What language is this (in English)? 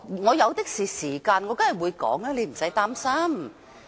Cantonese